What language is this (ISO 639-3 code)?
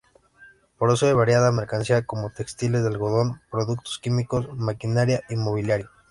spa